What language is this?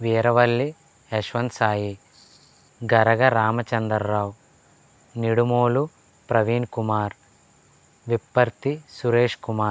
Telugu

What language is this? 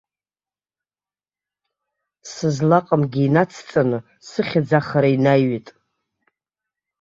Abkhazian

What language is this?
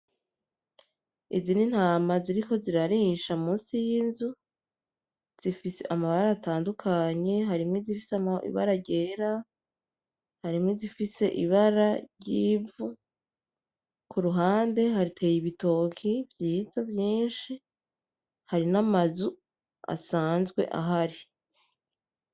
Rundi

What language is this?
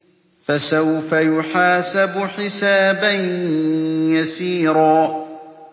Arabic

